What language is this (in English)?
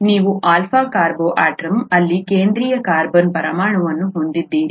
Kannada